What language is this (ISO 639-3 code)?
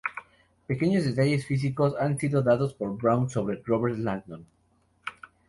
spa